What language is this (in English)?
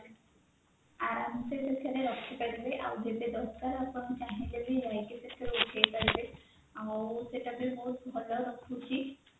Odia